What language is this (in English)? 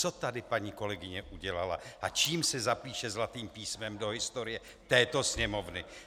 Czech